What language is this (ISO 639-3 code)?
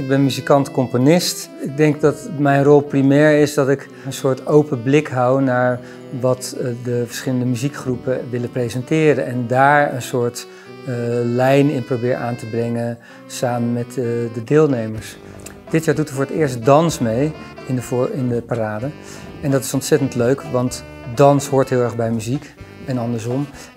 nld